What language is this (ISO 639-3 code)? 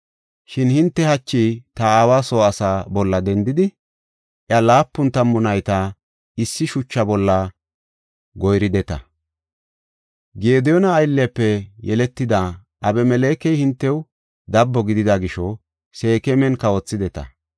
gof